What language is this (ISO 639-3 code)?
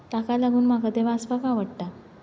kok